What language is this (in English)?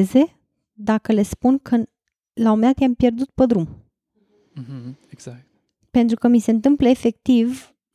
Romanian